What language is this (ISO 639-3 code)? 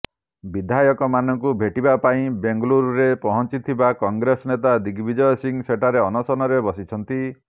ori